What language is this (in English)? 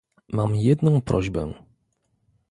Polish